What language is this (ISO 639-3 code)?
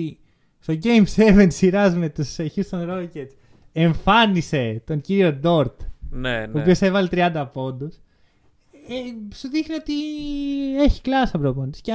ell